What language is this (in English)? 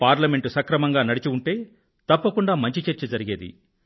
Telugu